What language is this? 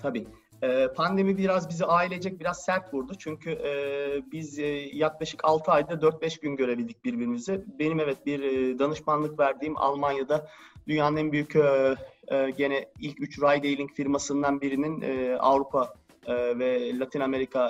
Turkish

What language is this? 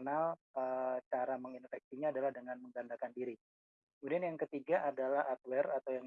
Indonesian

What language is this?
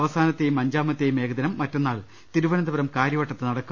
Malayalam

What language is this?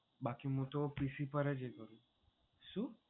Gujarati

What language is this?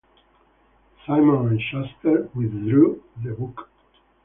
English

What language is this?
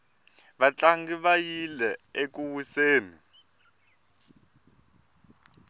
Tsonga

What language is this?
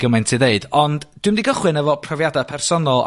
Welsh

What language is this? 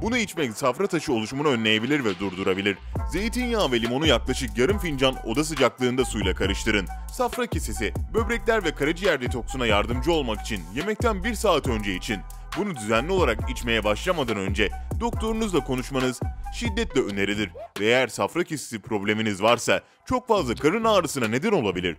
Turkish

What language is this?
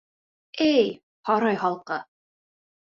Bashkir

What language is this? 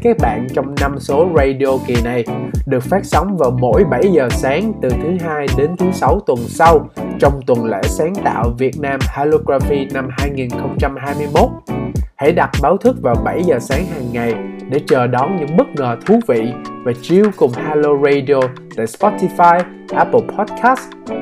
Vietnamese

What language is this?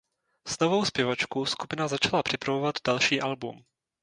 Czech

